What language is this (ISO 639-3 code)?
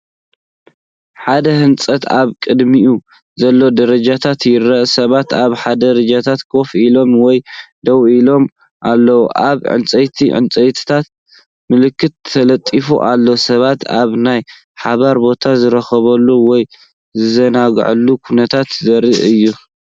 tir